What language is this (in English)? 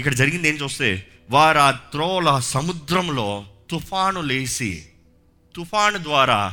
Telugu